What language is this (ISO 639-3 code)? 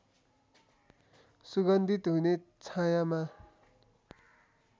nep